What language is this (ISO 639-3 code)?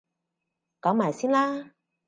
yue